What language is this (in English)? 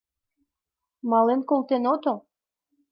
Mari